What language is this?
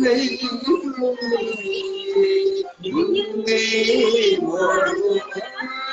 Vietnamese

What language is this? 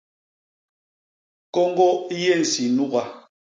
Basaa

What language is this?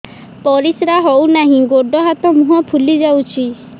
Odia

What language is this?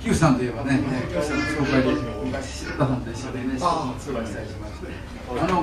Japanese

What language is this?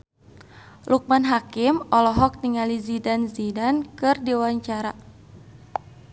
Sundanese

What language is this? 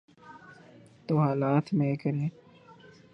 Urdu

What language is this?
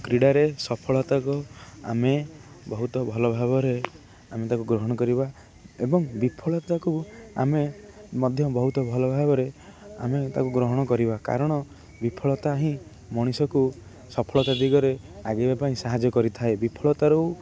Odia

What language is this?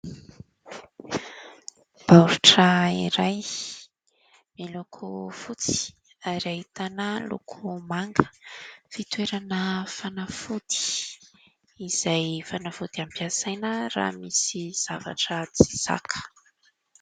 Malagasy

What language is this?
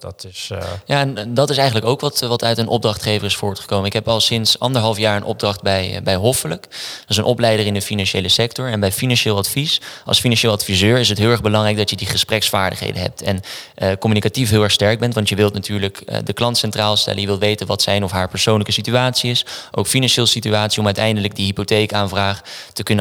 Dutch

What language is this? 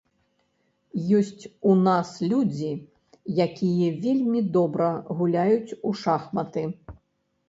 Belarusian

